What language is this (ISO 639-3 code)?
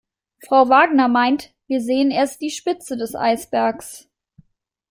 deu